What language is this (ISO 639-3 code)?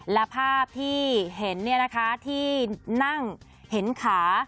tha